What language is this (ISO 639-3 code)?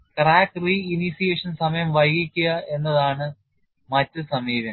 mal